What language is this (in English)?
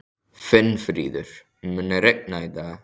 Icelandic